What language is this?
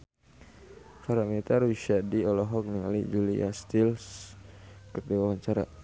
Sundanese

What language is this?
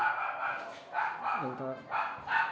Nepali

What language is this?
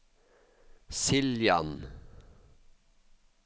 Norwegian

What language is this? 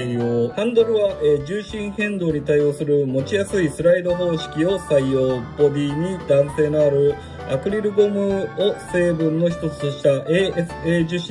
Japanese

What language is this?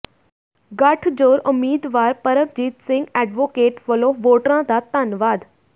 Punjabi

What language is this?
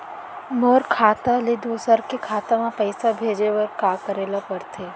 Chhattisgarhi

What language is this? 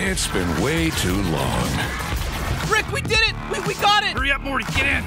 German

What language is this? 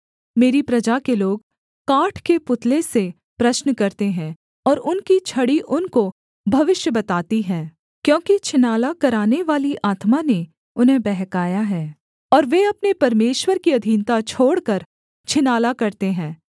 Hindi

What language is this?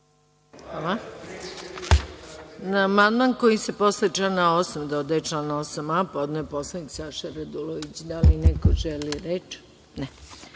Serbian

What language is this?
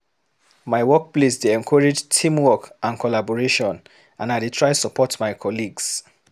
Nigerian Pidgin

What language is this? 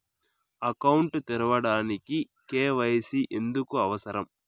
Telugu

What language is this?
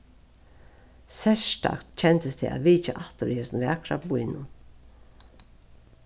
Faroese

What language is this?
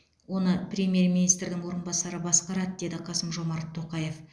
Kazakh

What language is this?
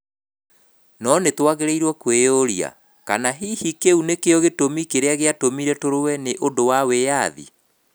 Kikuyu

